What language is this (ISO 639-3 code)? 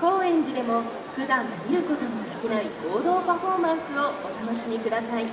jpn